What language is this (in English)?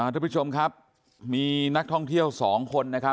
Thai